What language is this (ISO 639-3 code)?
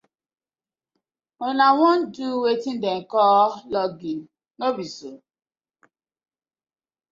pcm